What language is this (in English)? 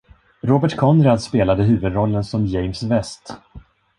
Swedish